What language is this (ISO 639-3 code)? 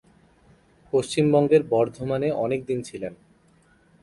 ben